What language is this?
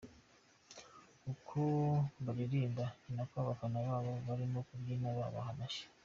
Kinyarwanda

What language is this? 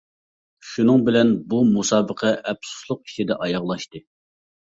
Uyghur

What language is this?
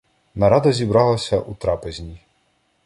Ukrainian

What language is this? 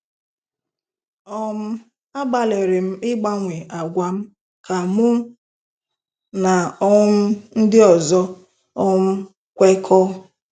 Igbo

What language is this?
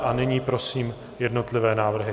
Czech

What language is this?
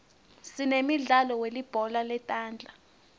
Swati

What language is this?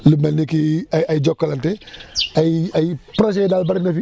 Wolof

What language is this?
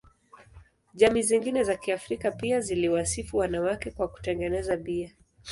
Swahili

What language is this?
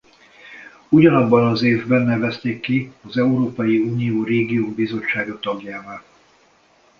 Hungarian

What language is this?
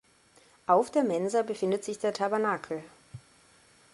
German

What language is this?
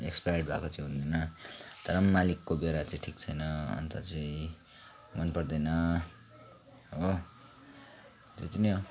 Nepali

